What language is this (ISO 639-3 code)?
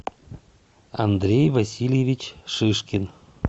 rus